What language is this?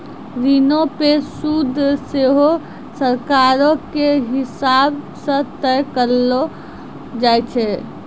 Maithili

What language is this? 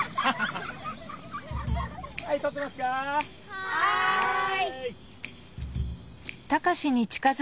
Japanese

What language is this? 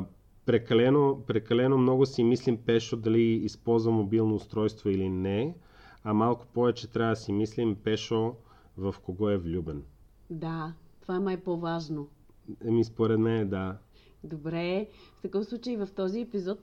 Bulgarian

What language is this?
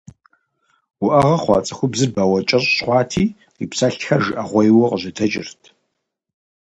Kabardian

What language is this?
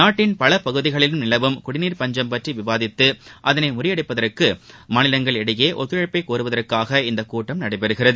Tamil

